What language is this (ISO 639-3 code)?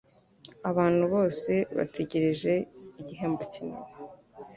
kin